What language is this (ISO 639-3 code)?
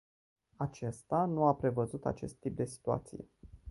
ron